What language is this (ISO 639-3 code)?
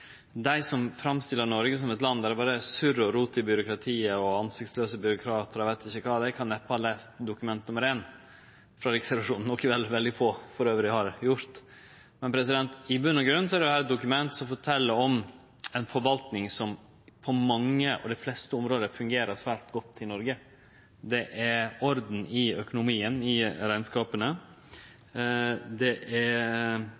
nno